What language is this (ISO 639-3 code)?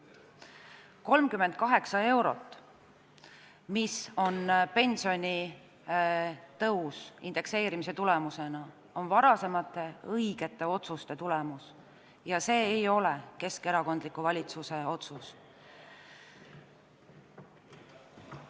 est